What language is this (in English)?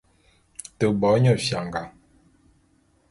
Bulu